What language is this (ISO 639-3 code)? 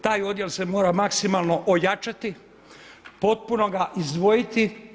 hrv